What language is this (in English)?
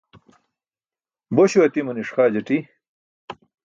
Burushaski